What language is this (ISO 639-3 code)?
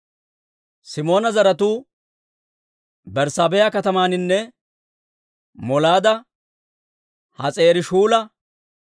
dwr